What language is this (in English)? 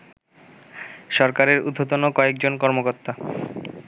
Bangla